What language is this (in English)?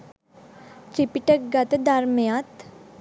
Sinhala